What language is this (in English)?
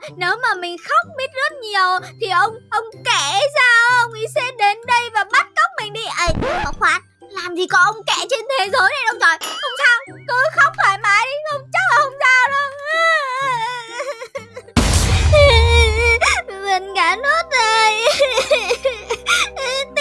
Vietnamese